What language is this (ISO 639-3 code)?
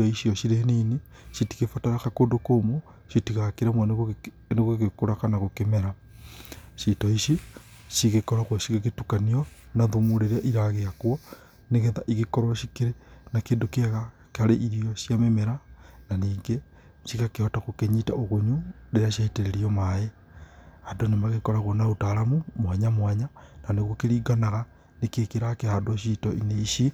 kik